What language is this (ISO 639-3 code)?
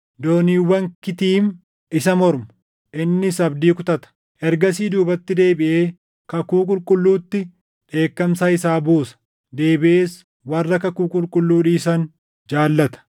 orm